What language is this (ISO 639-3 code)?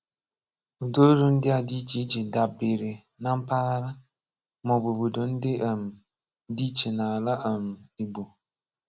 ibo